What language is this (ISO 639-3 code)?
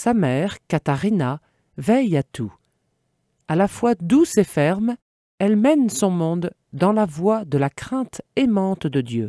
fra